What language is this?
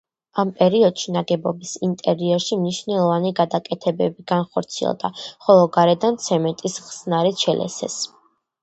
Georgian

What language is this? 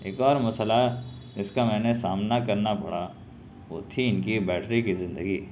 Urdu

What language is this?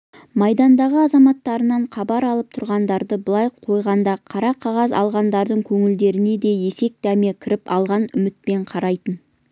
Kazakh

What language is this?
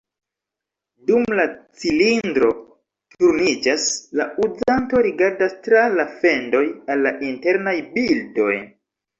Esperanto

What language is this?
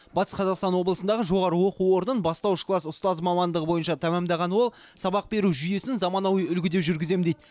Kazakh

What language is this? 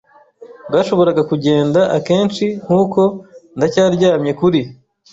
Kinyarwanda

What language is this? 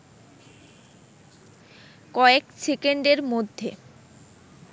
Bangla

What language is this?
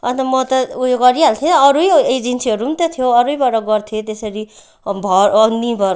Nepali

